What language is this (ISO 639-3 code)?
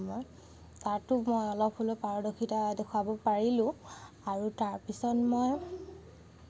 asm